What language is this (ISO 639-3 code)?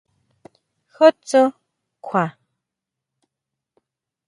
mau